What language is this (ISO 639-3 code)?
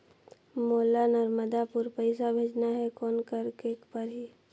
hne